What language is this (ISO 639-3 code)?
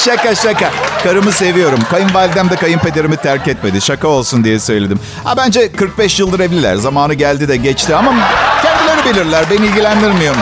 tur